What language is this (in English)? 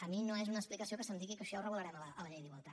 Catalan